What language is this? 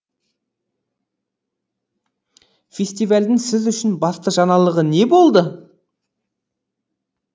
Kazakh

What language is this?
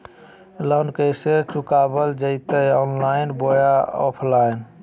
Magahi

